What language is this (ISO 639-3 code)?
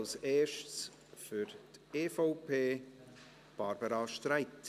gsw